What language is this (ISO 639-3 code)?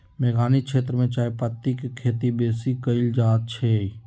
mag